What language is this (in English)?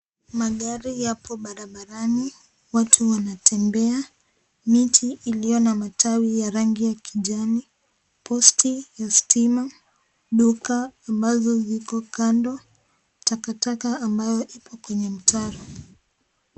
Swahili